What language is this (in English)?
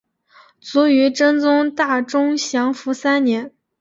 Chinese